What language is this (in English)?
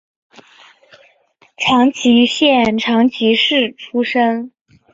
Chinese